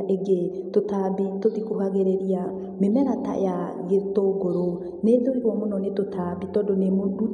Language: Kikuyu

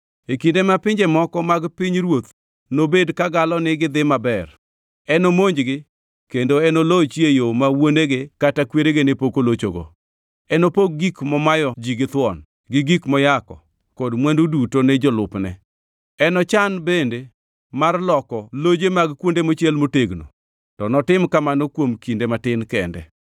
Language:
Luo (Kenya and Tanzania)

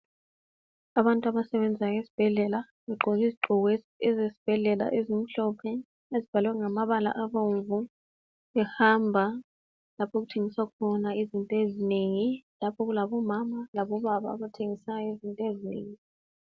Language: North Ndebele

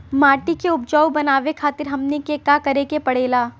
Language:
Bhojpuri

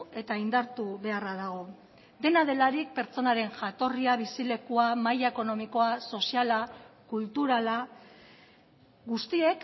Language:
Basque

